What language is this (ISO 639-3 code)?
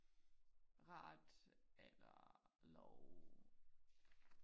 dan